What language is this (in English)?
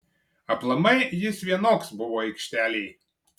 Lithuanian